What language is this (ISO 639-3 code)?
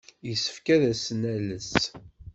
kab